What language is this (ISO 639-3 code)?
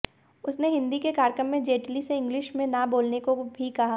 hin